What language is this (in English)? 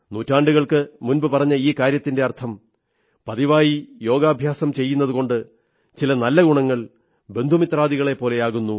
Malayalam